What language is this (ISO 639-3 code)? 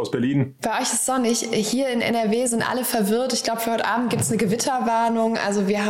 deu